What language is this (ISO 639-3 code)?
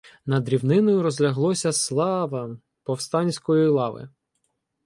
ukr